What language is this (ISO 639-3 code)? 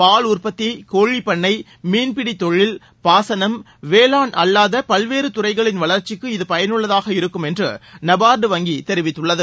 tam